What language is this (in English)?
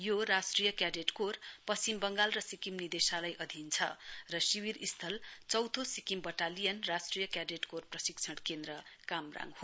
Nepali